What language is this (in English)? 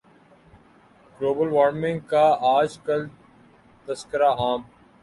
Urdu